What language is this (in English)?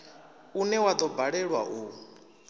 Venda